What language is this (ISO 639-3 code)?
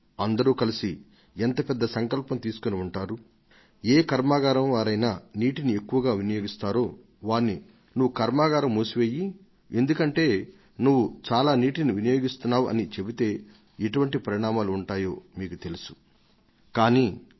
tel